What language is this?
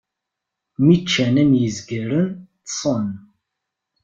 Kabyle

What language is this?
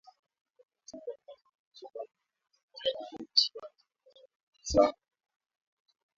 Swahili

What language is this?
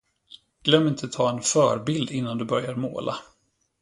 Swedish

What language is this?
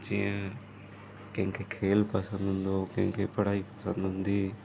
Sindhi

